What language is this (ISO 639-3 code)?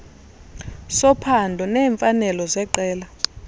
xho